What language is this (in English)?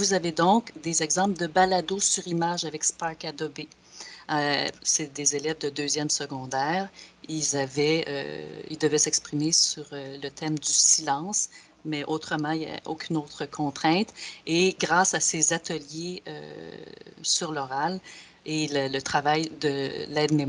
French